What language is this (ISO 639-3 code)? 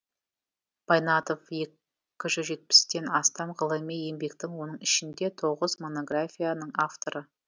kaz